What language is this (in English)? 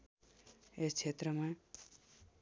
Nepali